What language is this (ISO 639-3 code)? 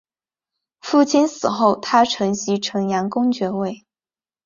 zho